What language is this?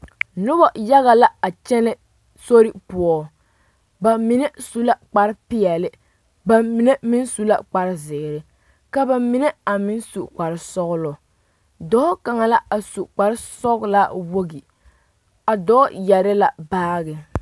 Southern Dagaare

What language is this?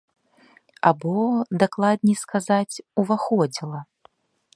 Belarusian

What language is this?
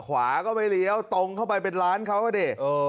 Thai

